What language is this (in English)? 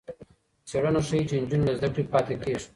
Pashto